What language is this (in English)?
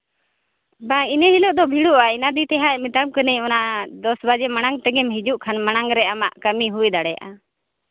Santali